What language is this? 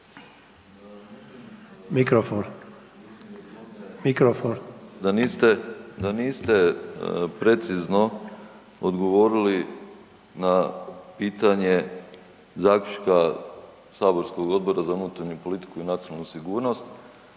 Croatian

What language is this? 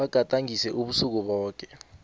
South Ndebele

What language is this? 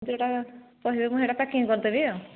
Odia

